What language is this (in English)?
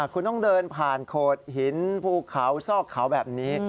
Thai